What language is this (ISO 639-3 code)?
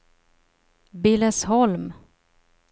swe